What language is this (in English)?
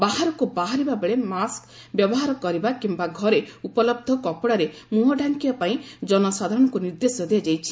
Odia